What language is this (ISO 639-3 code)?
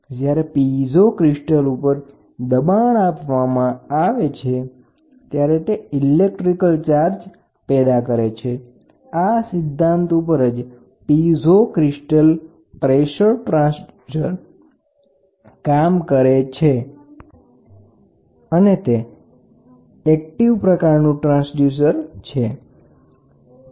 guj